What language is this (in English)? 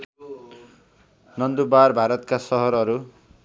Nepali